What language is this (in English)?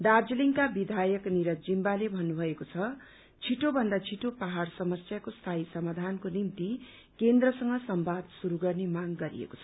Nepali